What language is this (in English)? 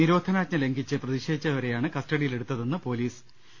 Malayalam